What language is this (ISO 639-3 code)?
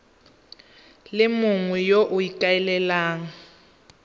tsn